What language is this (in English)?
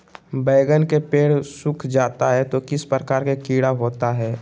Magahi